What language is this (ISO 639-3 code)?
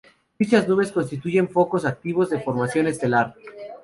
spa